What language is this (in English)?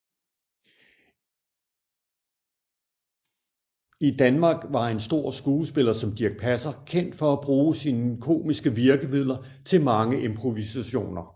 Danish